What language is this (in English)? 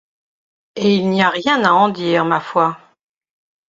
French